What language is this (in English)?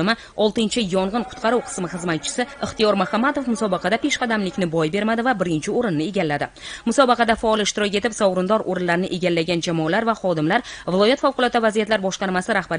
Turkish